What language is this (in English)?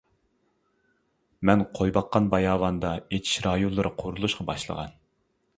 Uyghur